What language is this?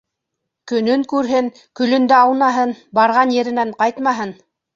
Bashkir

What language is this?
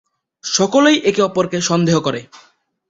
Bangla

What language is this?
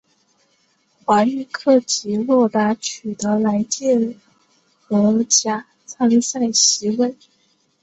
Chinese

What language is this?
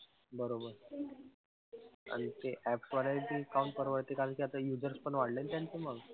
Marathi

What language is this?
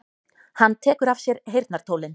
Icelandic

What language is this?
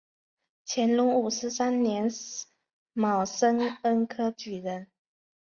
Chinese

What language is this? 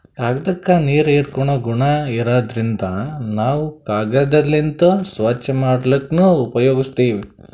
Kannada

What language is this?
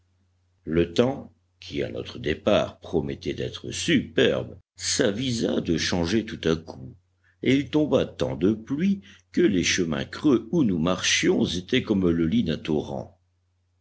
French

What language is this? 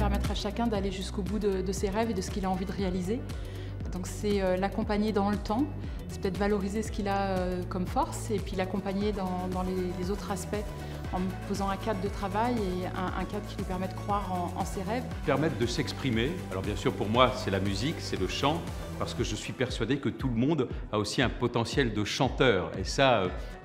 French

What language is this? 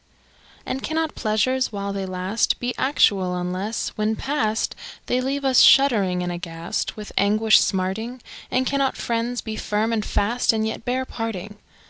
English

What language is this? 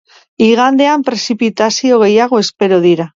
Basque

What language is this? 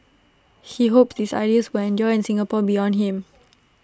English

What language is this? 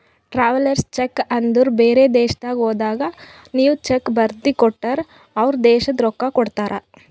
Kannada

